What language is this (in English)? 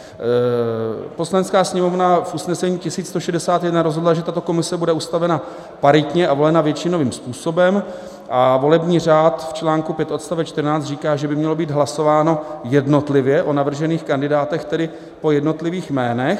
Czech